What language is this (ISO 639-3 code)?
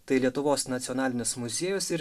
lit